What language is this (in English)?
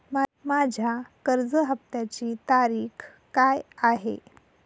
Marathi